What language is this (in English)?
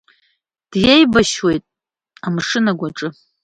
Abkhazian